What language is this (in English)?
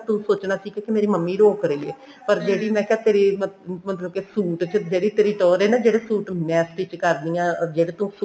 Punjabi